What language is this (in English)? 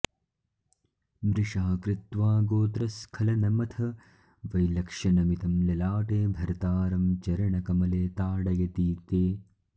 Sanskrit